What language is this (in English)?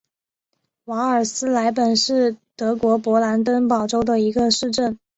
Chinese